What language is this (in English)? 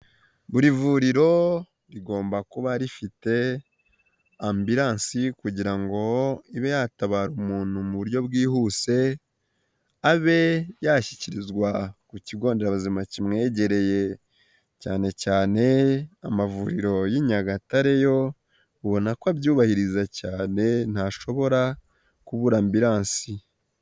Kinyarwanda